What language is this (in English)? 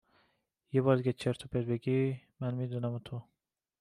Persian